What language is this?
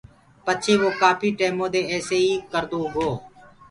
Gurgula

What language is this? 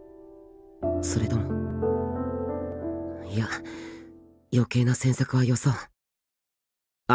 Japanese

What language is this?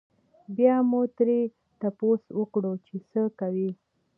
Pashto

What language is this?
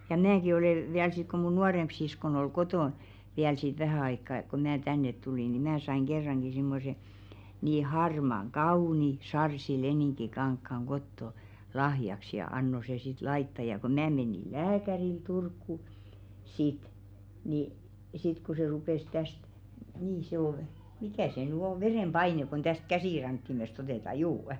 Finnish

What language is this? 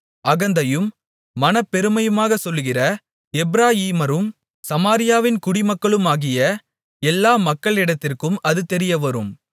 Tamil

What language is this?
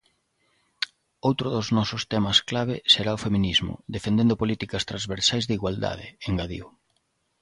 Galician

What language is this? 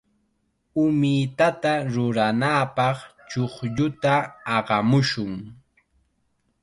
Chiquián Ancash Quechua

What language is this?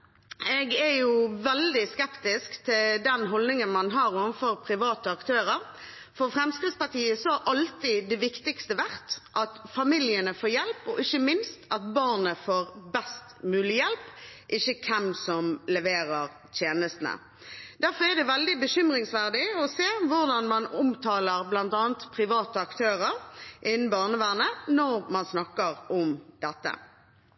Norwegian Bokmål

